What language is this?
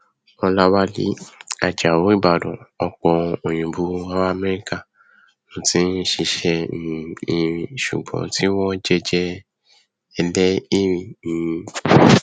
Yoruba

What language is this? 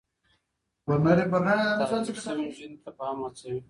Pashto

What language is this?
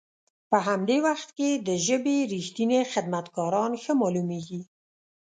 Pashto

